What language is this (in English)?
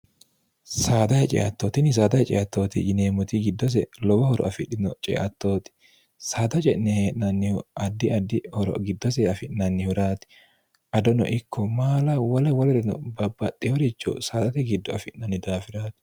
Sidamo